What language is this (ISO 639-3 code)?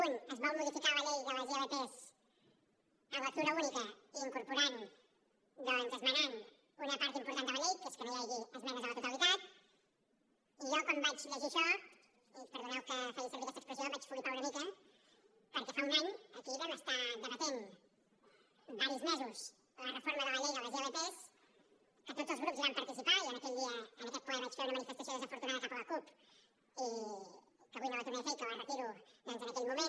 cat